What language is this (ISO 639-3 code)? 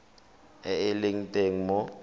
tsn